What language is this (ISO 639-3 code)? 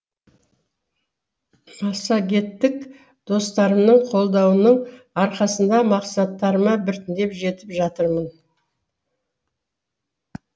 kaz